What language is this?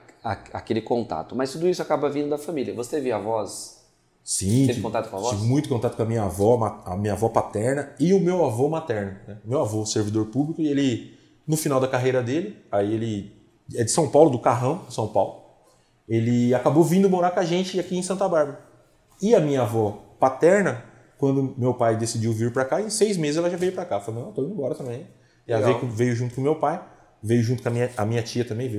Portuguese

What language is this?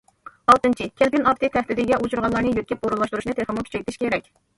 Uyghur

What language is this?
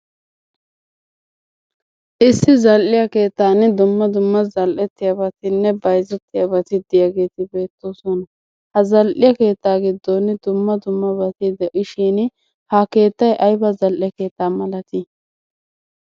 Wolaytta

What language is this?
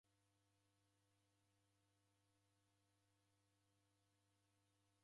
Taita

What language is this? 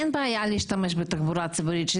Hebrew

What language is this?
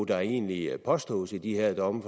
Danish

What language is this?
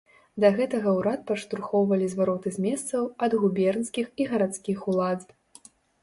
Belarusian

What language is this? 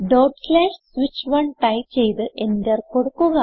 Malayalam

